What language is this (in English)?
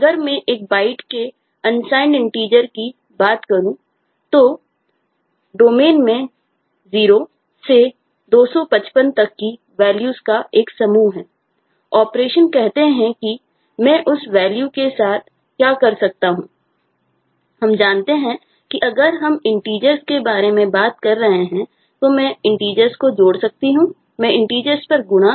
Hindi